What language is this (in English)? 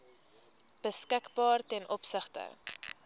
Afrikaans